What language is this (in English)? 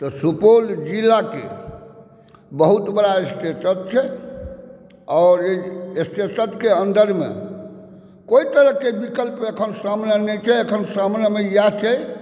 Maithili